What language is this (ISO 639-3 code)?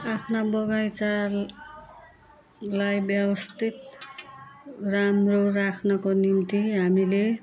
nep